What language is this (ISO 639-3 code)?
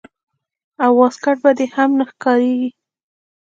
pus